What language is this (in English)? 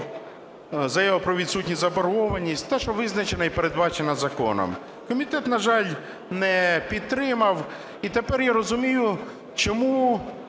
Ukrainian